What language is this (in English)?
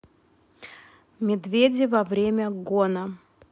Russian